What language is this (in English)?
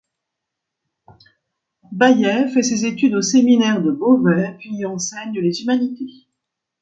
French